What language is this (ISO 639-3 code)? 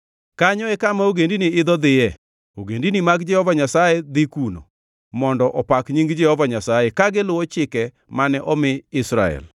luo